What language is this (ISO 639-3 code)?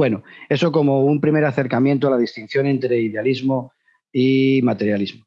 spa